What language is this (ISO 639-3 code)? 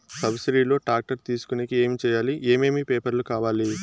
tel